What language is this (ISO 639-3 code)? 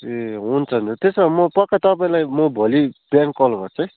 nep